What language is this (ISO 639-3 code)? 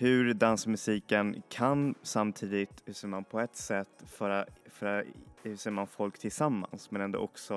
swe